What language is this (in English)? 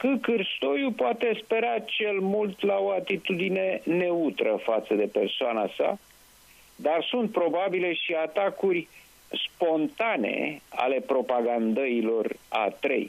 Romanian